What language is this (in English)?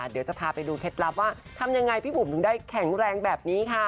Thai